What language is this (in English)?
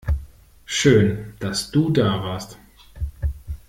German